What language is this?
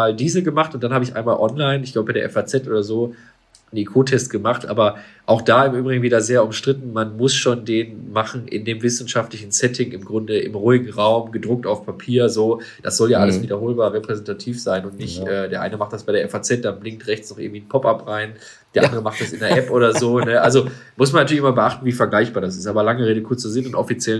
German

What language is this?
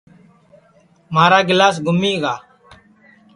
Sansi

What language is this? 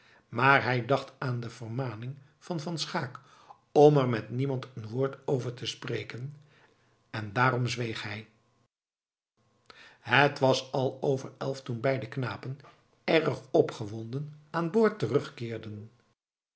Dutch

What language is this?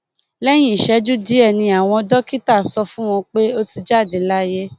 Yoruba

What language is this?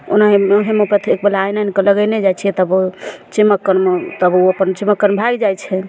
Maithili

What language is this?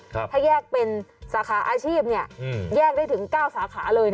Thai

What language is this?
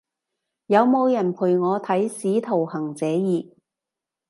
Cantonese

